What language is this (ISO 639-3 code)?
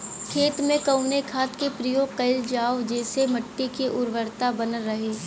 bho